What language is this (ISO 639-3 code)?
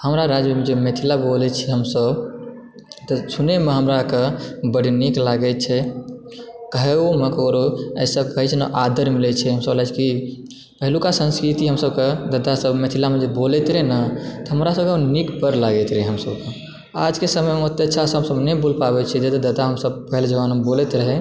mai